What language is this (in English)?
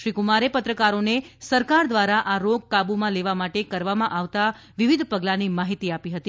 Gujarati